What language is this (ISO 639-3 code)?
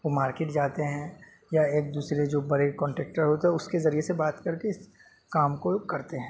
urd